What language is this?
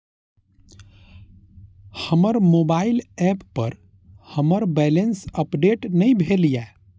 Maithili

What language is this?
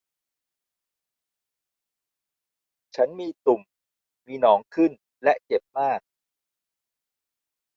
Thai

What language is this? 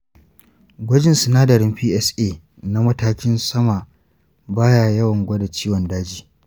Hausa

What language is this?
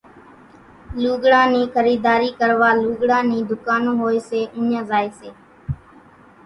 Kachi Koli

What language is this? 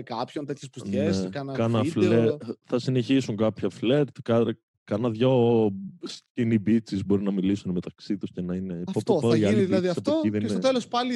Greek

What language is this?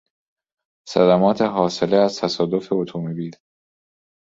Persian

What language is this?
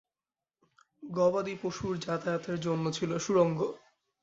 Bangla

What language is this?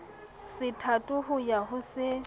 Southern Sotho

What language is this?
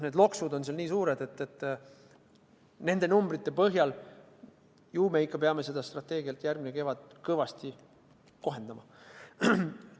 Estonian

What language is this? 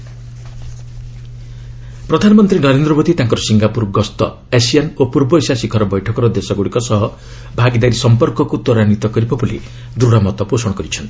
Odia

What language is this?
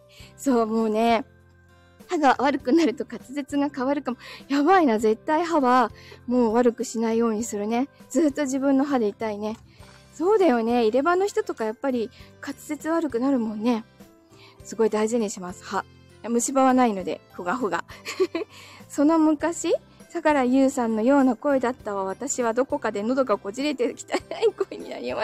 Japanese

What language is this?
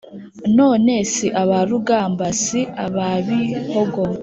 Kinyarwanda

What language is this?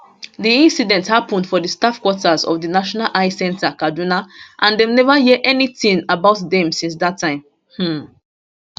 Nigerian Pidgin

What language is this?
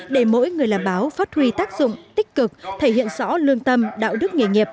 Vietnamese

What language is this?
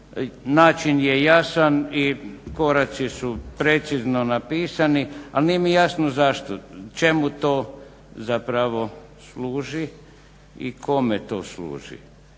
Croatian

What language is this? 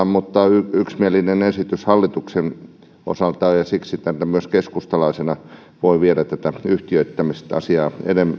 Finnish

